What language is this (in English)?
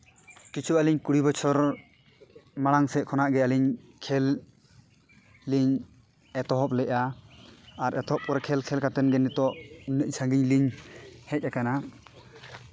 Santali